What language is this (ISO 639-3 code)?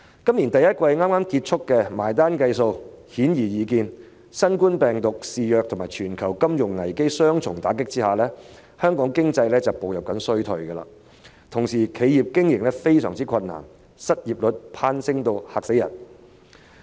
yue